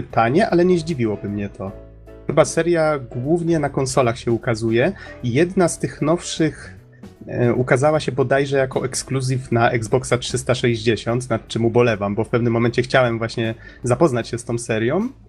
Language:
Polish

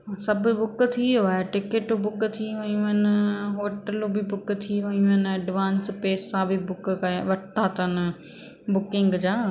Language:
Sindhi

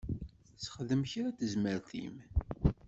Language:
Kabyle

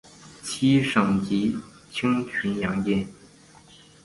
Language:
Chinese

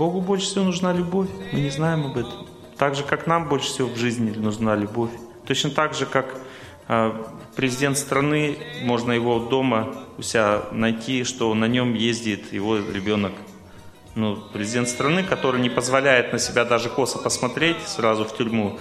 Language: Russian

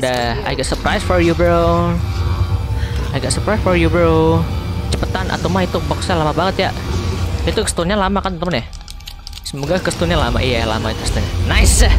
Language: Indonesian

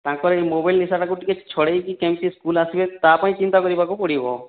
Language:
Odia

